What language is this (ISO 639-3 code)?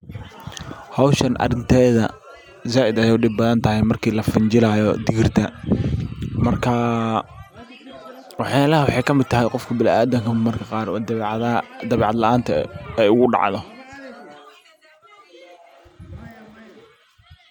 som